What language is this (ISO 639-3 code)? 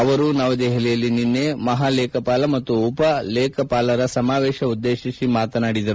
kan